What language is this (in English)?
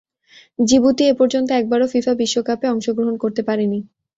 Bangla